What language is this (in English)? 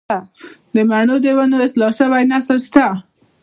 Pashto